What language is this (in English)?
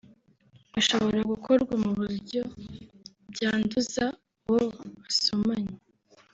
Kinyarwanda